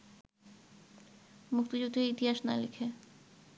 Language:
Bangla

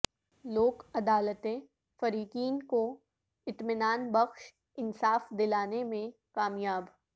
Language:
Urdu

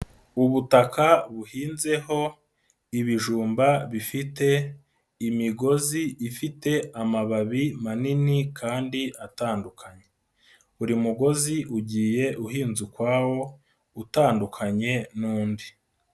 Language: Kinyarwanda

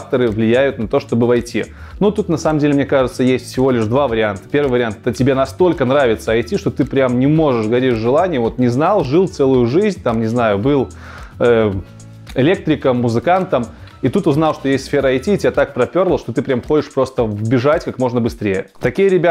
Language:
Russian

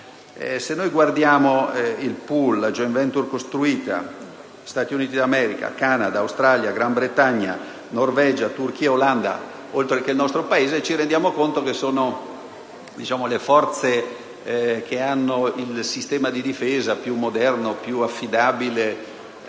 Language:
Italian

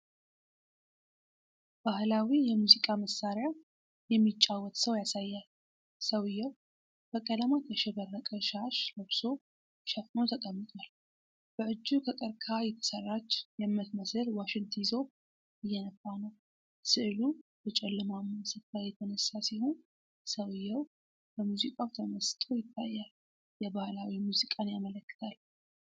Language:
Amharic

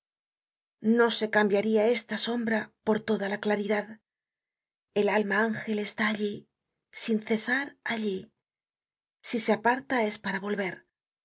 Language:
Spanish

